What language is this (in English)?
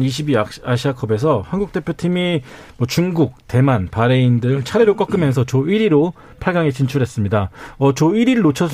Korean